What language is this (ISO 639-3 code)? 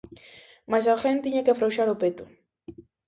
glg